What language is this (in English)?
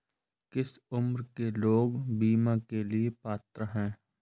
Hindi